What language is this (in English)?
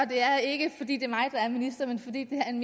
Danish